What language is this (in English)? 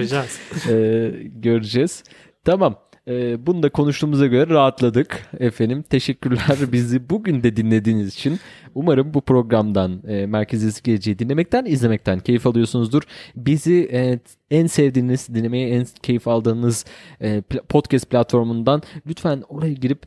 Turkish